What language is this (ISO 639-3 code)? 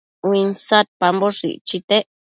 mcf